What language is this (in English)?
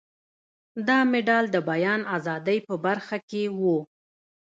Pashto